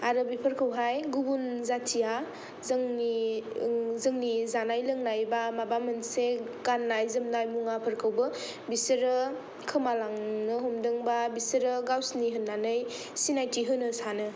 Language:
Bodo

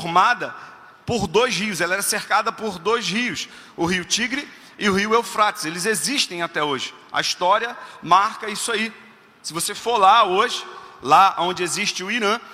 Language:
Portuguese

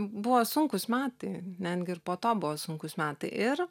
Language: Lithuanian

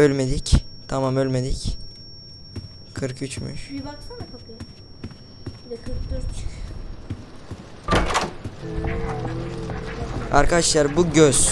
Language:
Turkish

